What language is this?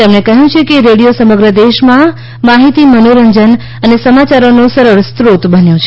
Gujarati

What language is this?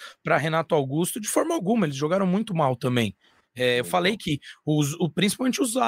Portuguese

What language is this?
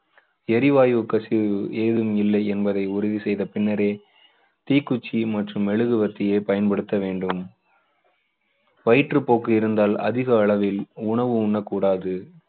Tamil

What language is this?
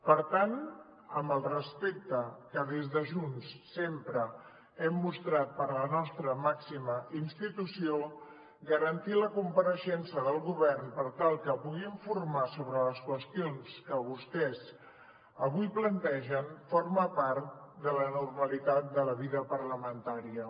Catalan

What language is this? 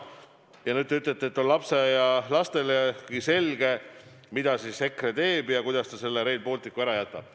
Estonian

